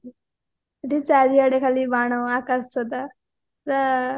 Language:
Odia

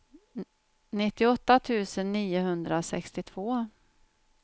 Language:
Swedish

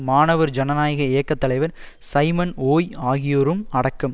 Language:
Tamil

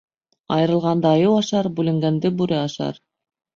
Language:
Bashkir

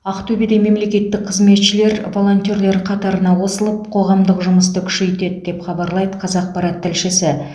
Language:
Kazakh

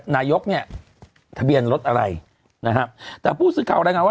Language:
Thai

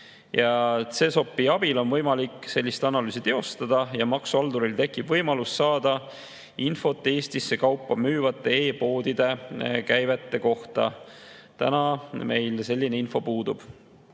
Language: Estonian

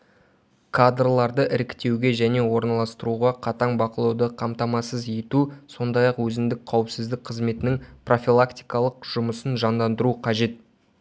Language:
Kazakh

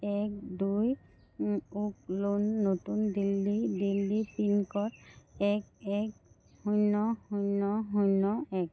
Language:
Assamese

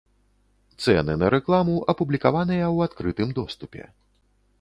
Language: Belarusian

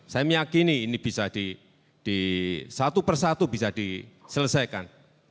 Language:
Indonesian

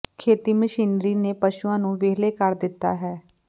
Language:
Punjabi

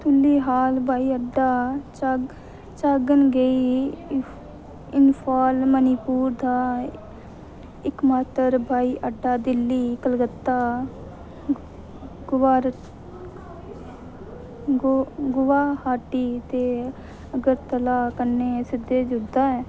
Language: Dogri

